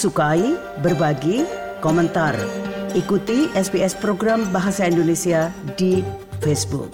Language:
Indonesian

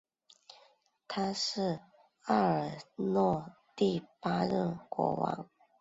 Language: Chinese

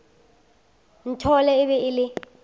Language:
Northern Sotho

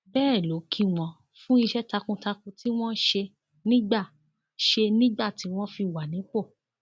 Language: Yoruba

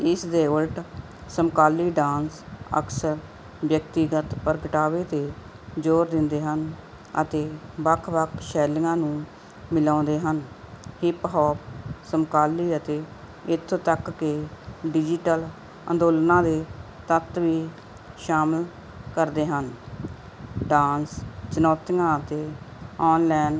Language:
Punjabi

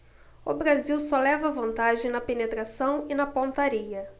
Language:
Portuguese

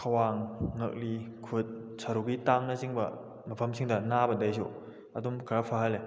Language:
Manipuri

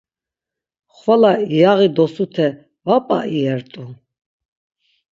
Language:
Laz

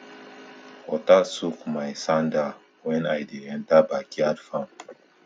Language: Nigerian Pidgin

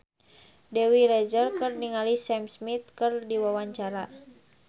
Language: Sundanese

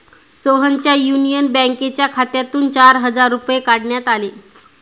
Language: Marathi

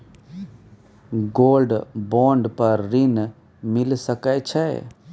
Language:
Maithili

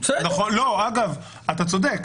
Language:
Hebrew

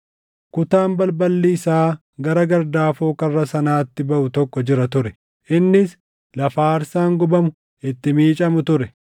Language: Oromo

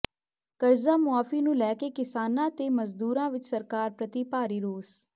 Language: Punjabi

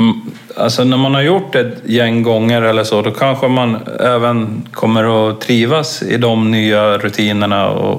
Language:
Swedish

